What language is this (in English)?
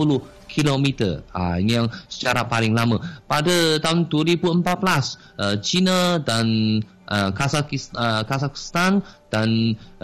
Malay